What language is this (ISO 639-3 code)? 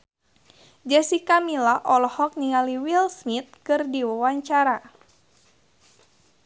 sun